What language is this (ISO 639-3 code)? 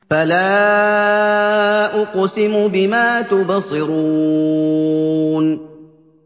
ara